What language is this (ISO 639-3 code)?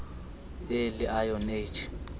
xho